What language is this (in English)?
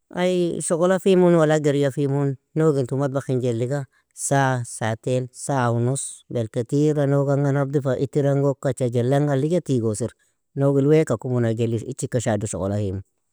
Nobiin